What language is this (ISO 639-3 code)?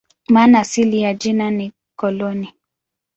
swa